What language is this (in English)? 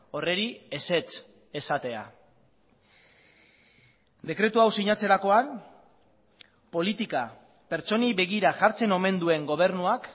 Basque